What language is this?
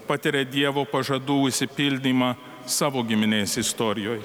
Lithuanian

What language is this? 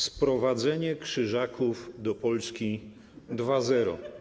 Polish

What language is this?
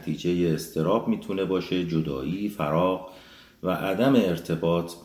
Persian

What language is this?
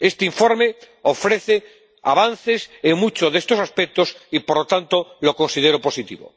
Spanish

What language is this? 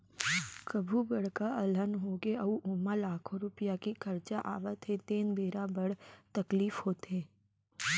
Chhattisgarhi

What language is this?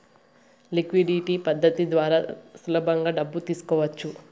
Telugu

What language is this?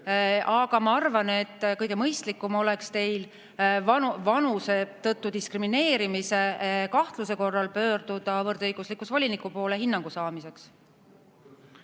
Estonian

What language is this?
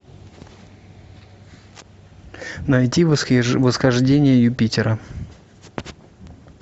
Russian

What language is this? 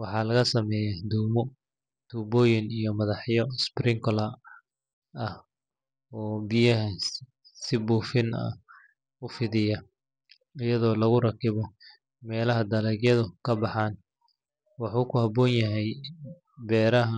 Somali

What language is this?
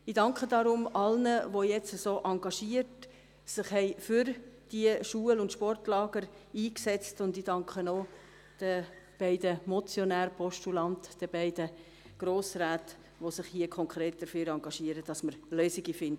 Swiss German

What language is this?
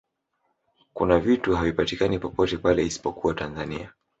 Swahili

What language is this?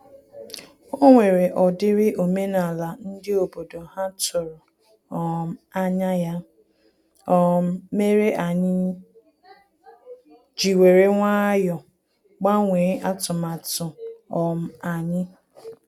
Igbo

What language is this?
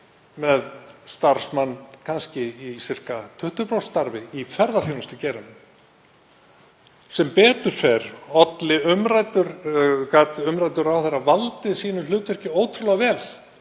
Icelandic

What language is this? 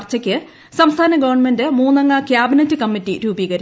Malayalam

